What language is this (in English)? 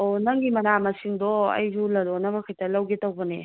Manipuri